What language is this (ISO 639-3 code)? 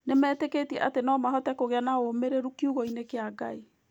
kik